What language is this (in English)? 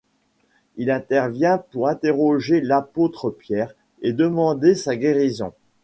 French